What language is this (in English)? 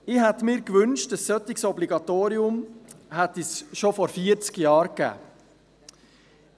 Swiss German